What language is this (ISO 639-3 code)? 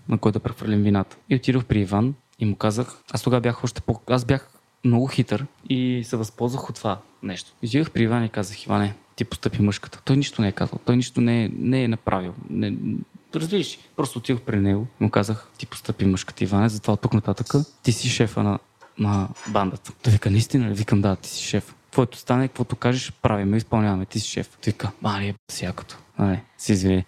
bul